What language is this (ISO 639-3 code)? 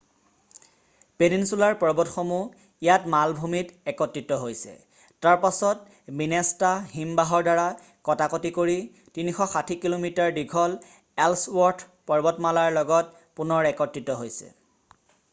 asm